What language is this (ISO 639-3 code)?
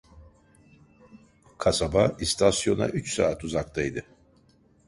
tur